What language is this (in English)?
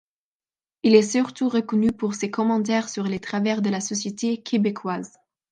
French